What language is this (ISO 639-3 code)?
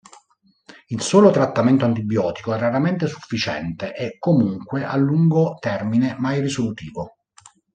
ita